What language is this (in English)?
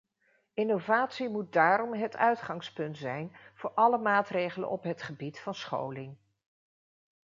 Dutch